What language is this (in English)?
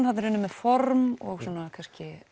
Icelandic